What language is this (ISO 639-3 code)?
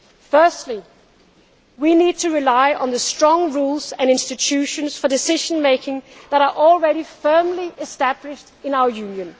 eng